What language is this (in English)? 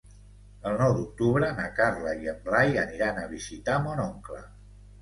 Catalan